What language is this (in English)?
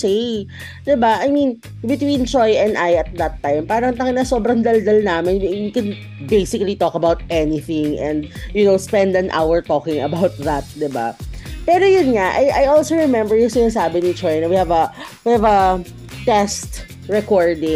Filipino